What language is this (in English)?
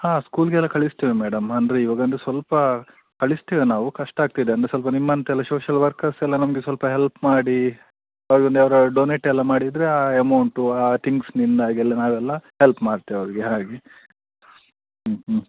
Kannada